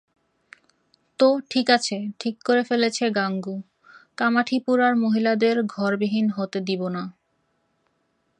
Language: Bangla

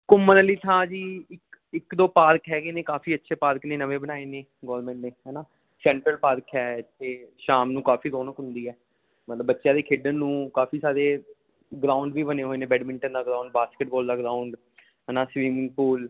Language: Punjabi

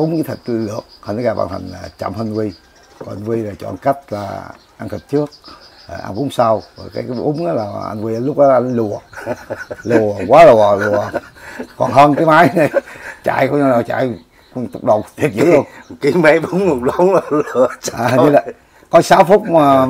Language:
Vietnamese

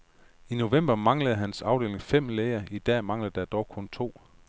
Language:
Danish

